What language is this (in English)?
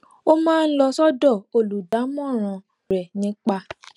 Yoruba